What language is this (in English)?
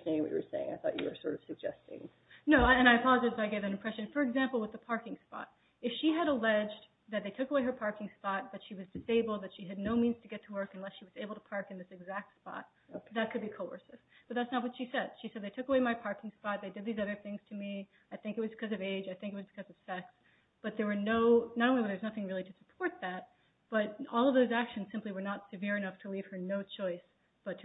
English